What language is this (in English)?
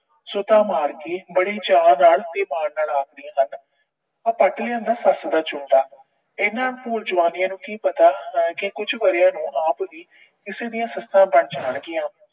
Punjabi